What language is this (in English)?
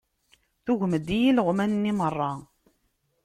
Kabyle